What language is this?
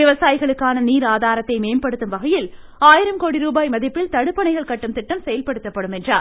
Tamil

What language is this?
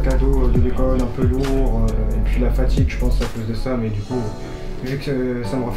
French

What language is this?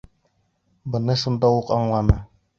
Bashkir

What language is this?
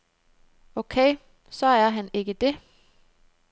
Danish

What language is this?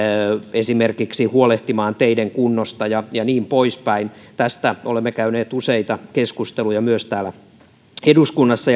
Finnish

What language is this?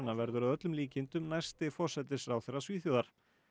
Icelandic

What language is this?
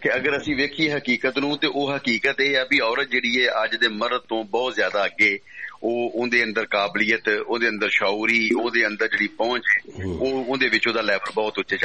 Punjabi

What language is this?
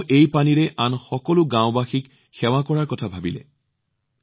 Assamese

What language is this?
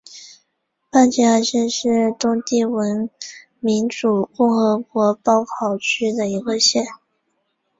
Chinese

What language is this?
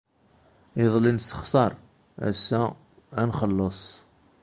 Kabyle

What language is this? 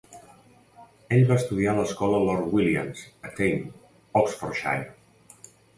Catalan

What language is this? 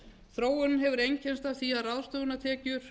Icelandic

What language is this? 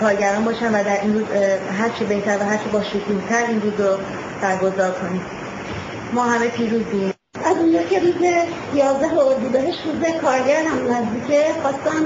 Persian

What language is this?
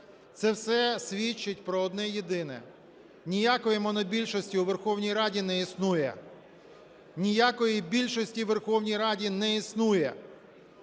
Ukrainian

